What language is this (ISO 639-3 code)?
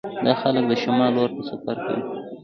pus